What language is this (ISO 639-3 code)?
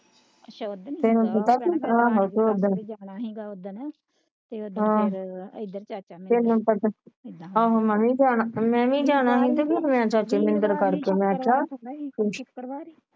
pan